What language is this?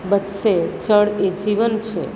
Gujarati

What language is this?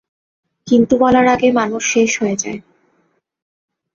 Bangla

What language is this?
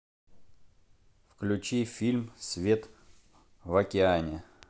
Russian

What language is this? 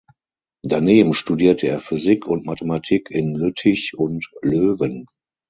German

